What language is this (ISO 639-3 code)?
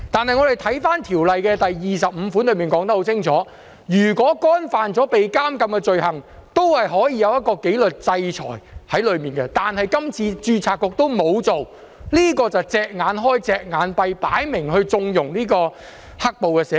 yue